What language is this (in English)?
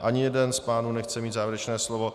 Czech